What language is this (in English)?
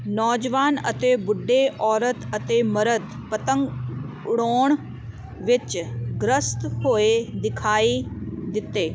Punjabi